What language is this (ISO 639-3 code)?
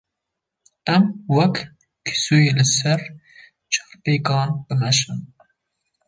kur